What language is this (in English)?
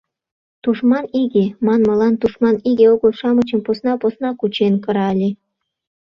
Mari